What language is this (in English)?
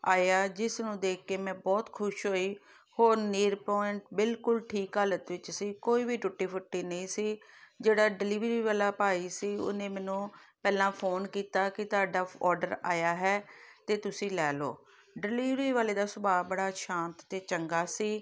Punjabi